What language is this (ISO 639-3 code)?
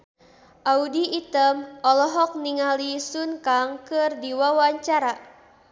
sun